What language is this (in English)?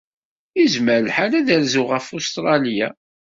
Kabyle